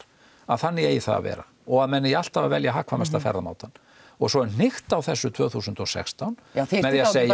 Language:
Icelandic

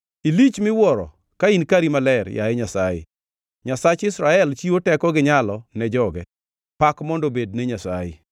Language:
Luo (Kenya and Tanzania)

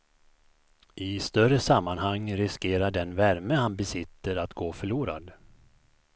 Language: Swedish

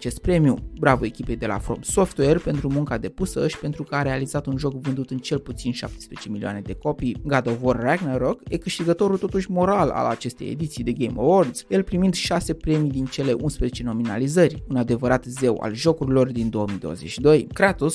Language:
Romanian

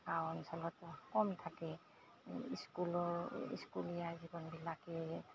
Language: Assamese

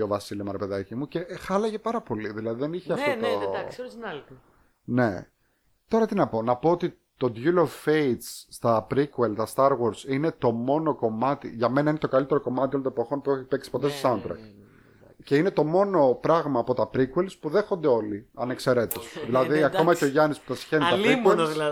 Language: Greek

